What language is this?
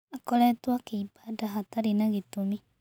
Kikuyu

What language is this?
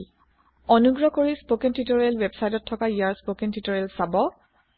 Assamese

